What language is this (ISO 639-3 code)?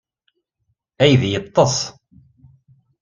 kab